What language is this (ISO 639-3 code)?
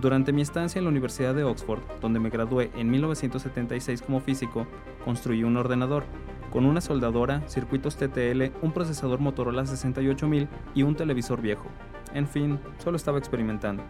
spa